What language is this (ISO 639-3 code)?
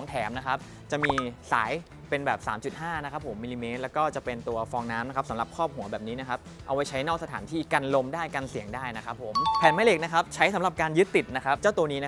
tha